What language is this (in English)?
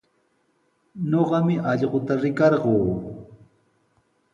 Sihuas Ancash Quechua